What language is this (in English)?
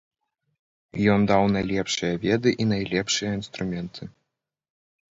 Belarusian